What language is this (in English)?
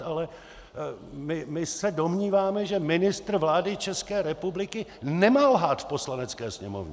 Czech